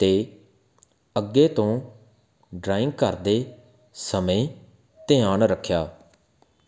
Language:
Punjabi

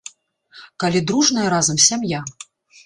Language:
Belarusian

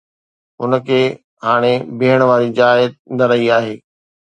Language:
Sindhi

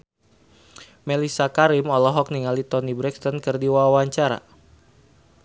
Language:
Sundanese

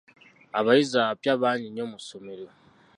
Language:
Ganda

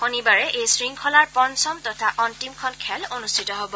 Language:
Assamese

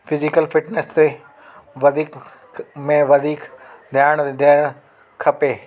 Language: Sindhi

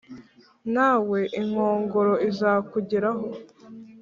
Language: Kinyarwanda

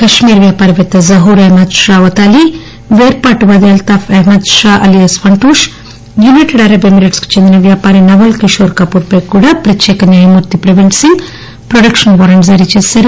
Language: Telugu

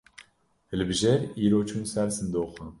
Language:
Kurdish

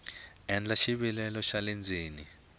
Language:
Tsonga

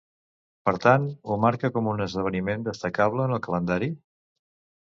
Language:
Catalan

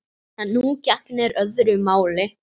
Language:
Icelandic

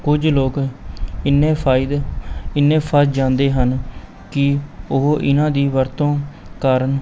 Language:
Punjabi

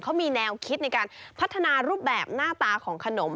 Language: Thai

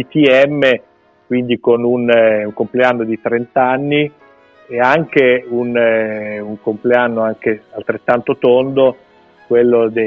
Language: Italian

